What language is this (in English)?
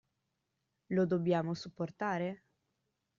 Italian